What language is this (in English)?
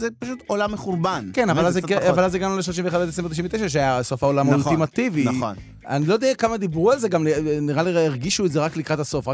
Hebrew